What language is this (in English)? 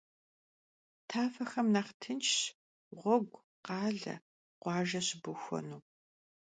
Kabardian